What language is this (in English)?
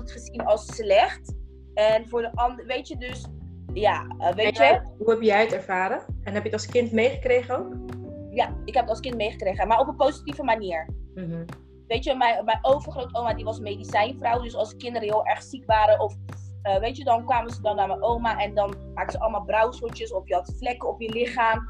Dutch